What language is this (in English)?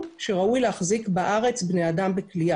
Hebrew